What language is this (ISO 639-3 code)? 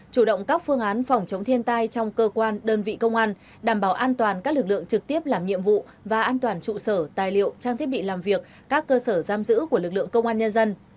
vie